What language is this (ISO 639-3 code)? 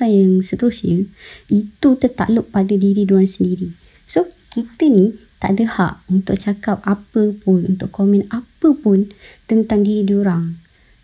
msa